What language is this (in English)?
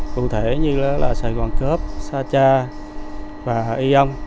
Vietnamese